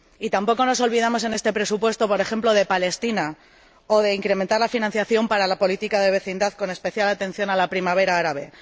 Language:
Spanish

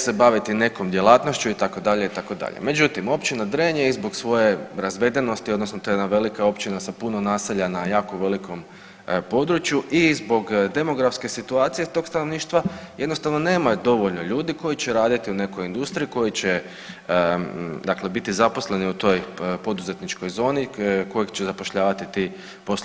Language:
Croatian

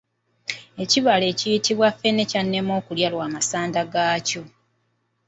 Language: Ganda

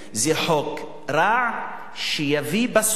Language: Hebrew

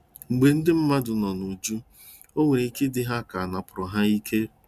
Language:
Igbo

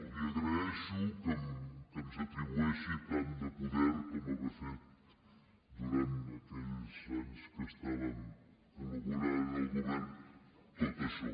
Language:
Catalan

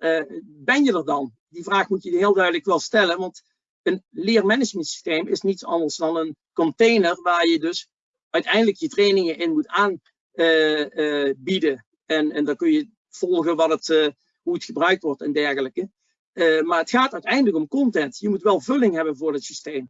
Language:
Dutch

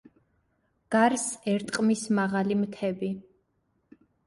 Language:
Georgian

